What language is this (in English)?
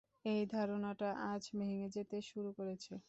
Bangla